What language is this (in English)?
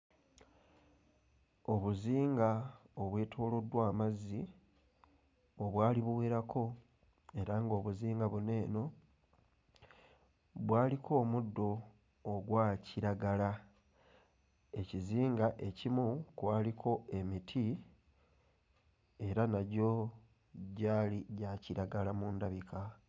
Ganda